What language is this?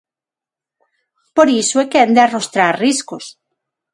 Galician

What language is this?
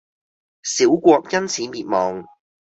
Cantonese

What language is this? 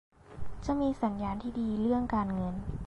Thai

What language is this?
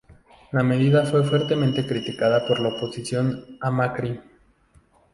Spanish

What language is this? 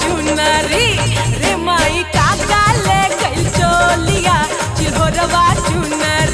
Hindi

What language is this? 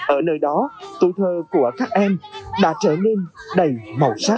Vietnamese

